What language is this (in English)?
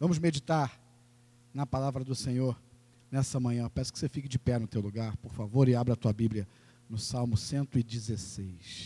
Portuguese